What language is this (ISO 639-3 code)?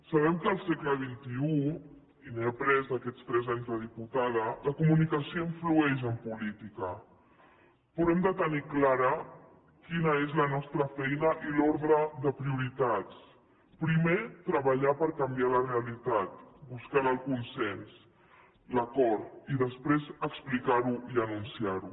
cat